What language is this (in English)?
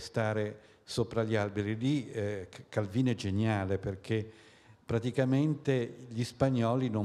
Italian